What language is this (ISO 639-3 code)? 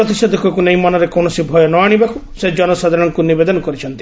ori